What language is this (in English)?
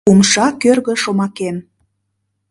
Mari